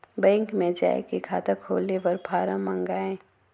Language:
Chhattisgarhi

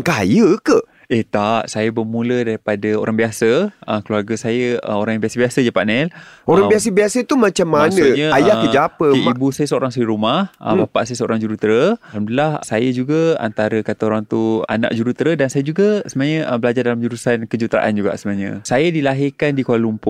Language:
Malay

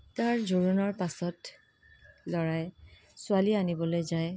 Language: Assamese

